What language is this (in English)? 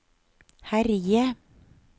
Norwegian